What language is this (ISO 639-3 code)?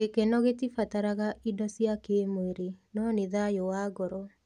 kik